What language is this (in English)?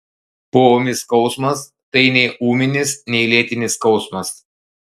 Lithuanian